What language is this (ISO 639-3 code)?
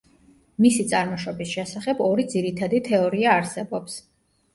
kat